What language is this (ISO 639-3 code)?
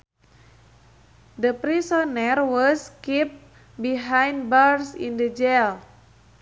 sun